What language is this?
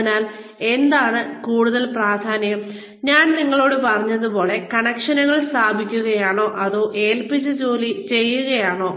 Malayalam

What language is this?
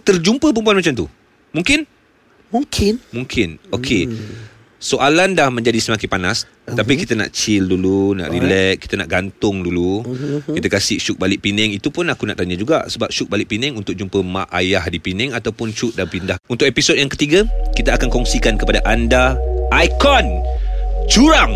Malay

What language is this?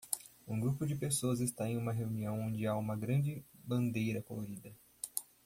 Portuguese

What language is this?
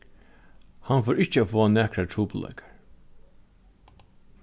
Faroese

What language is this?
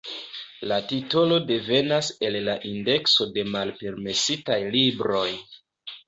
Esperanto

